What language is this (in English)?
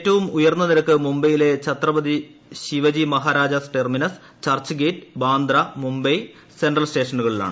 Malayalam